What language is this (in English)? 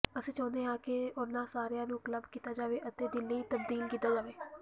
Punjabi